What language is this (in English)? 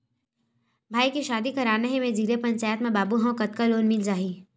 Chhattisgarhi